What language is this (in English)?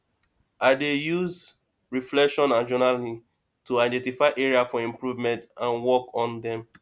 Nigerian Pidgin